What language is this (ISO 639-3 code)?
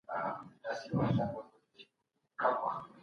pus